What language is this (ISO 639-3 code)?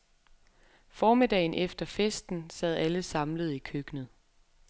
dan